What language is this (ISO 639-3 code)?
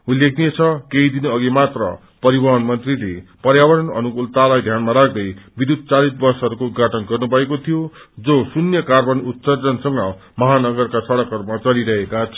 nep